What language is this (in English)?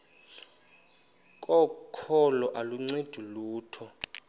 Xhosa